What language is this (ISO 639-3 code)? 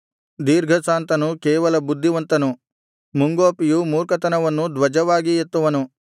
kan